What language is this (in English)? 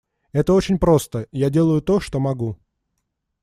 Russian